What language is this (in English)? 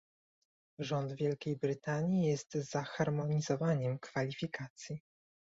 Polish